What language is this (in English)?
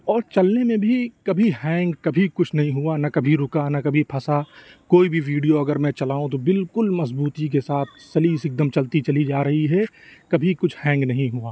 Urdu